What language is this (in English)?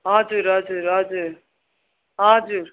Nepali